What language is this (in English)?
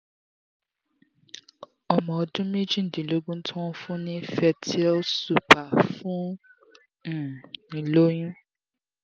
Yoruba